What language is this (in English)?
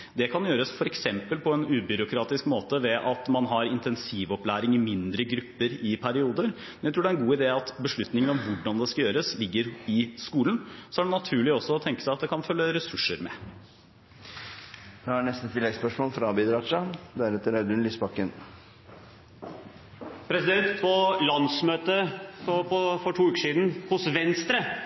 Norwegian